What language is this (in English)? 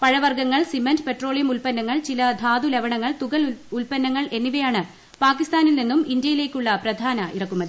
Malayalam